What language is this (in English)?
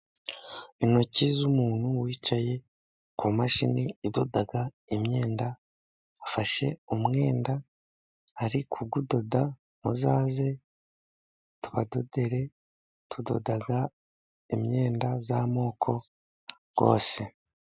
Kinyarwanda